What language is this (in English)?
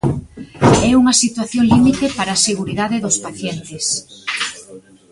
Galician